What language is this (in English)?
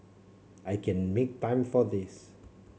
English